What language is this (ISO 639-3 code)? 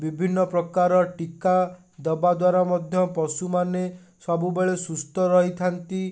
ori